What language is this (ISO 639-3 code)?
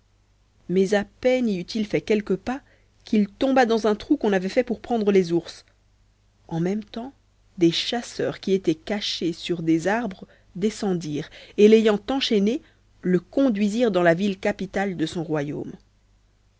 fra